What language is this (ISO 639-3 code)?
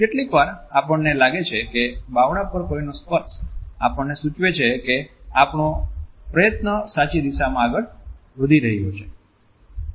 guj